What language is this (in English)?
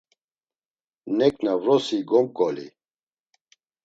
Laz